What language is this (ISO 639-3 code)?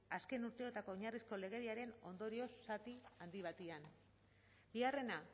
eus